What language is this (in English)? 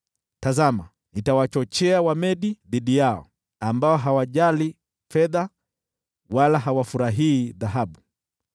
Swahili